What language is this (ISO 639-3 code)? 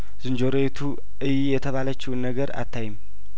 amh